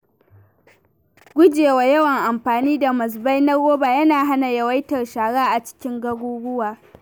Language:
Hausa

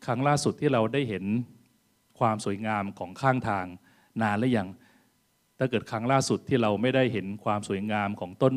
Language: Thai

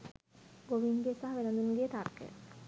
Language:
Sinhala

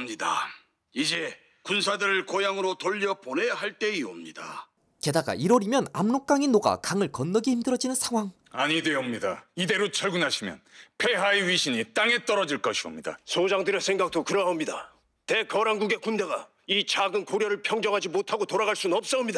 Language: Korean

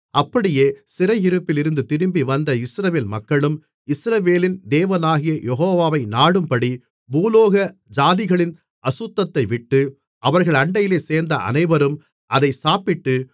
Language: Tamil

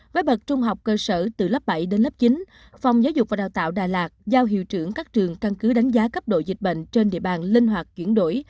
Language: Vietnamese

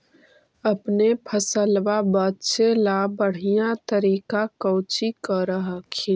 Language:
Magahi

